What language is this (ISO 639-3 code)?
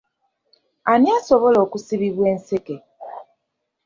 lug